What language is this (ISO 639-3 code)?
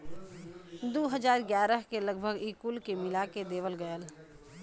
bho